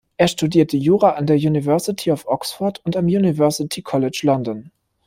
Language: German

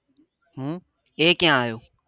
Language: Gujarati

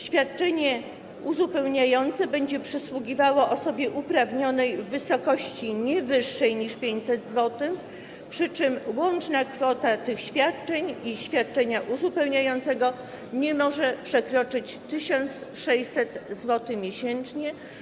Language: Polish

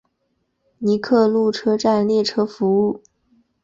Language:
Chinese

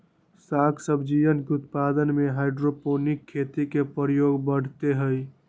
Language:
Magahi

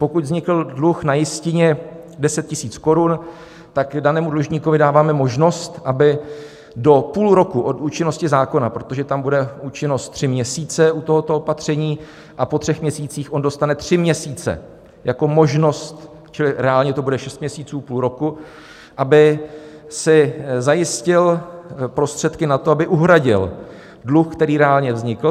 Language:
Czech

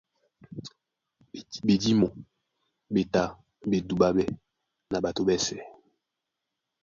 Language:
Duala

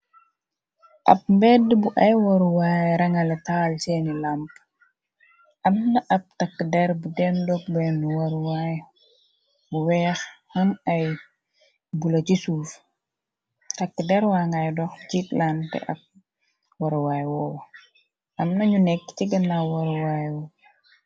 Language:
Wolof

